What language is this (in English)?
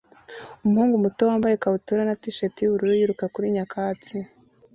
Kinyarwanda